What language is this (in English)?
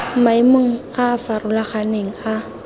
Tswana